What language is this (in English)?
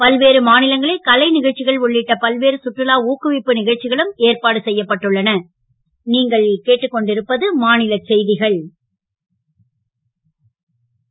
Tamil